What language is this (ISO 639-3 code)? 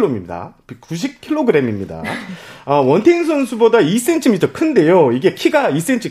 kor